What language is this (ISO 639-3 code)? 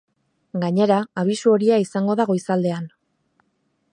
eus